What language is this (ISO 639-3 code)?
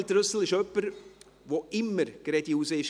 gsw